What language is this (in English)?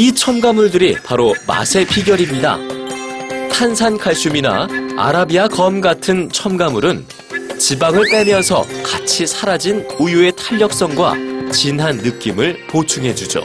Korean